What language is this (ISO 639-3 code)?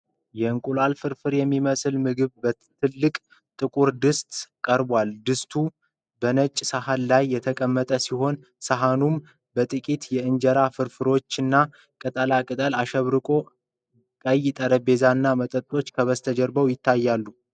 amh